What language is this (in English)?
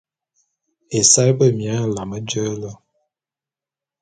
Bulu